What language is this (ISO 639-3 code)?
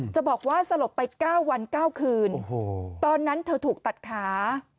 tha